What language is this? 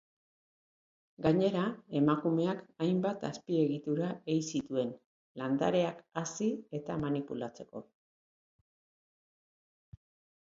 Basque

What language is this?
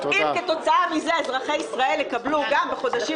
Hebrew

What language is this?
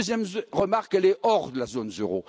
French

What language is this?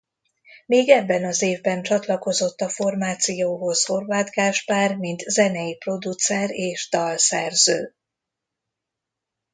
Hungarian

